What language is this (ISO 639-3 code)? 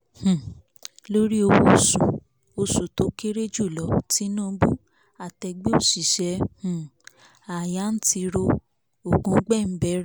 yor